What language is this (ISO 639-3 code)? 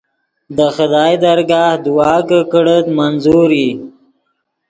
ydg